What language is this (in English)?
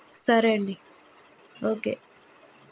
Telugu